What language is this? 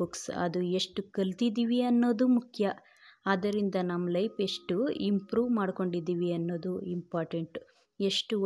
Thai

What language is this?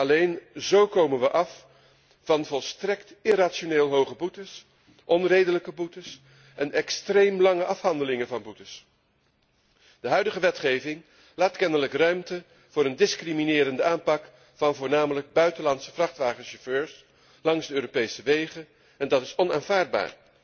Dutch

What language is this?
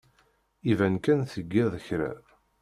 Kabyle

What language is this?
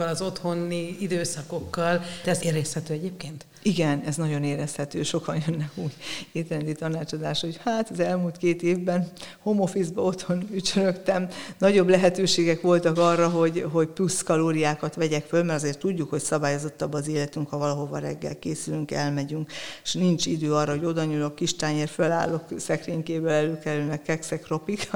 Hungarian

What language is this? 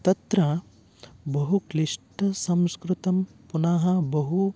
Sanskrit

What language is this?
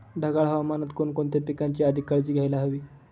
Marathi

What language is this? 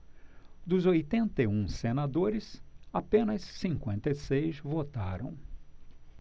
Portuguese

